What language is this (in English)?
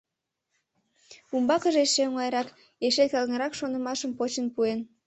Mari